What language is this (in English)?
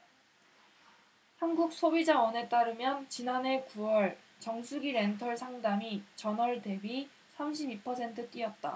Korean